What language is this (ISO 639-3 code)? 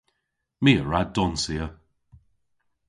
cor